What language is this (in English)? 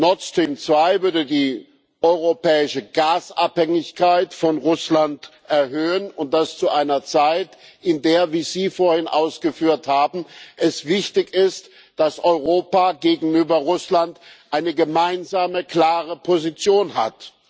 German